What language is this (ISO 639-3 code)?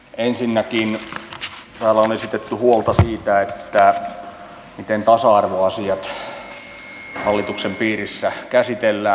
fin